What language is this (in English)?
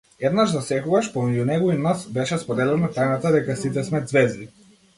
Macedonian